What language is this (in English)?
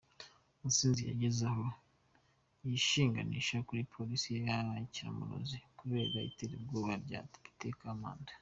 Kinyarwanda